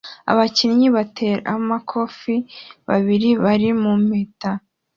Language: Kinyarwanda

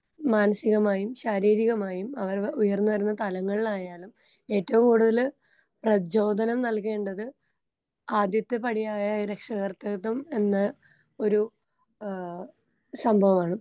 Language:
Malayalam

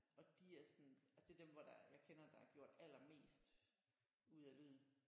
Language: Danish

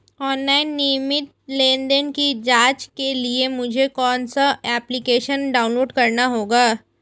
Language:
Hindi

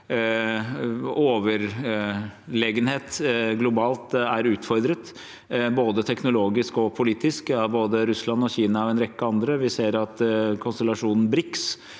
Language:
Norwegian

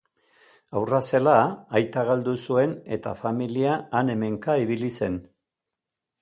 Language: Basque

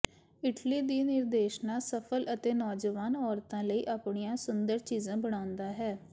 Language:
Punjabi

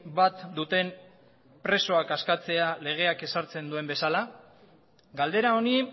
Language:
Basque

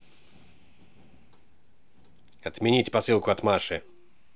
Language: Russian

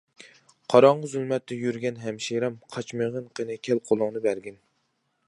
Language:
Uyghur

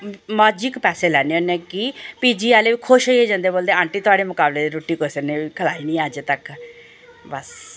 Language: Dogri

